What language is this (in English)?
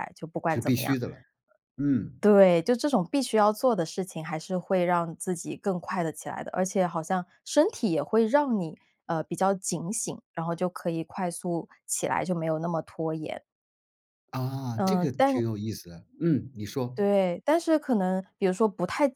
Chinese